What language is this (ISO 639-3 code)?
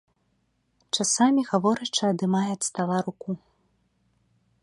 bel